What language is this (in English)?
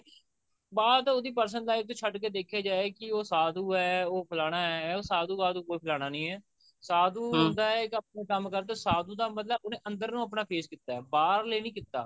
Punjabi